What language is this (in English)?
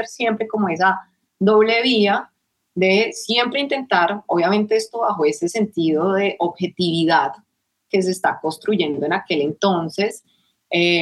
Spanish